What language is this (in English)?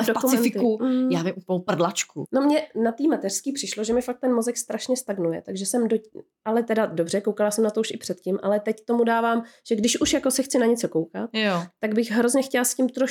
Czech